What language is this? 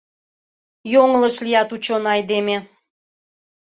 Mari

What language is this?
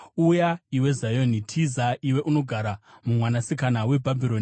Shona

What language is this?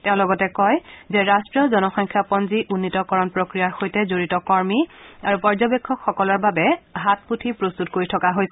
Assamese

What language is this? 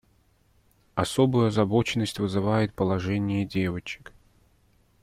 Russian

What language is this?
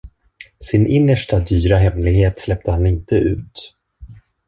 Swedish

